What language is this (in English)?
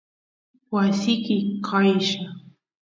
Santiago del Estero Quichua